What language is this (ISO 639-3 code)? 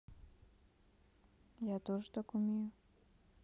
rus